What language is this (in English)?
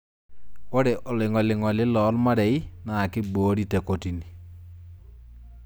Masai